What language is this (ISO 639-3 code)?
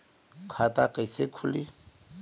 bho